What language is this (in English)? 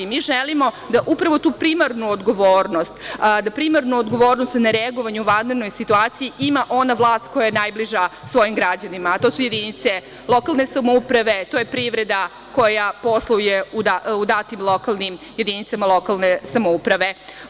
Serbian